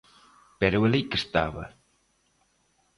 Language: Galician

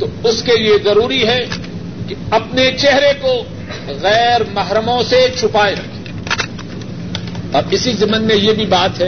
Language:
Urdu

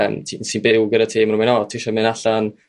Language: Welsh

